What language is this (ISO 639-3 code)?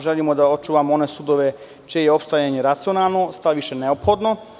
srp